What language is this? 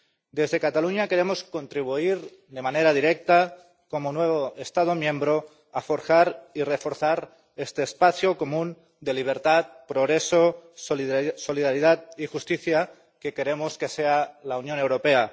Spanish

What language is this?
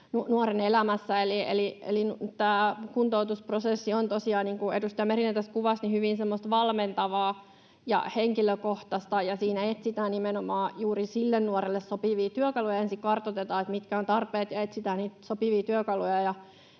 Finnish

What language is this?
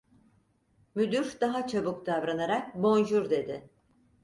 Turkish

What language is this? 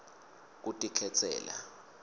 Swati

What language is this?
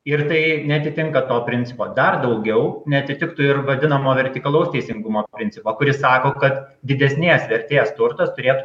Lithuanian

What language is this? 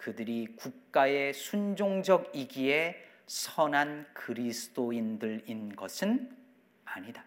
Korean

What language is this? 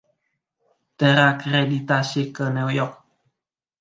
Indonesian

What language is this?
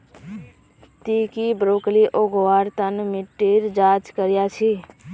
Magahi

